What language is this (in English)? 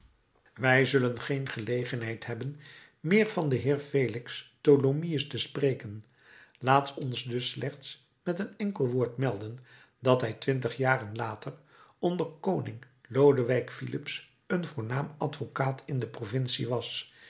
Dutch